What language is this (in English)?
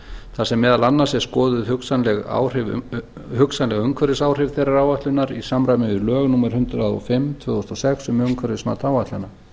Icelandic